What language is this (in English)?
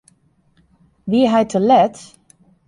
Western Frisian